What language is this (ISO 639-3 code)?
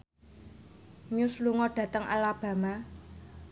jav